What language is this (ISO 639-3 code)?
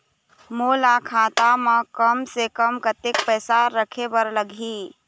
hne